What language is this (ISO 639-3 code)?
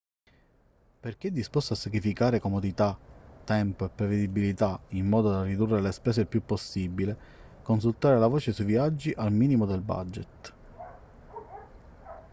ita